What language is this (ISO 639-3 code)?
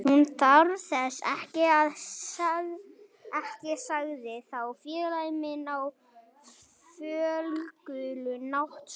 isl